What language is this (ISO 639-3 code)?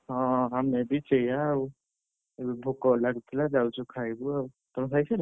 ori